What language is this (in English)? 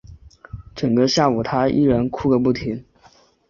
Chinese